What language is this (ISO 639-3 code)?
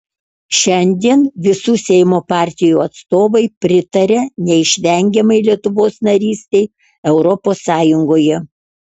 lit